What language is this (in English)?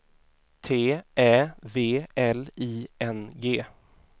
Swedish